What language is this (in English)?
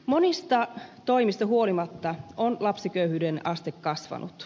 Finnish